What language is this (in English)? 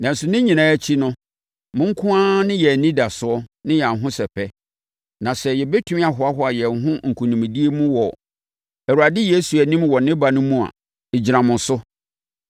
Akan